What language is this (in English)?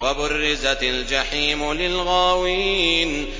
Arabic